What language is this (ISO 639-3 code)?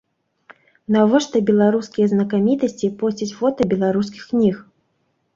bel